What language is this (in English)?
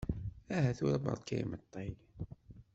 Kabyle